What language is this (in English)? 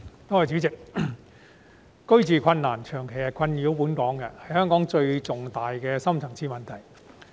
Cantonese